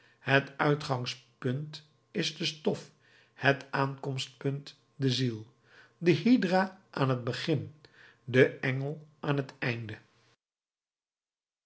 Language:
Dutch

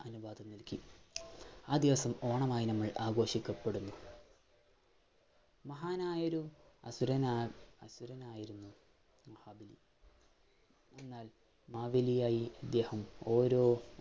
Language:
Malayalam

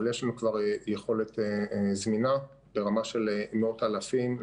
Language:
Hebrew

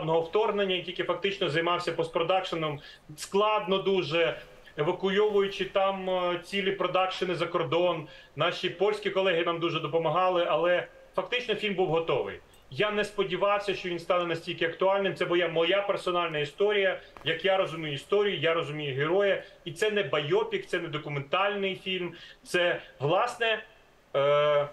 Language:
Ukrainian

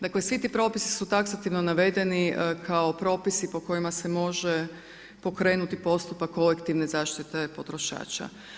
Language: Croatian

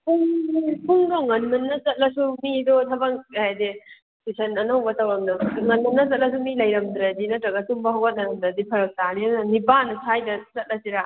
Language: Manipuri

